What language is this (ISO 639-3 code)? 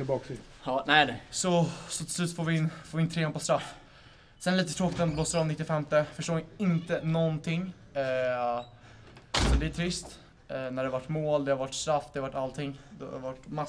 swe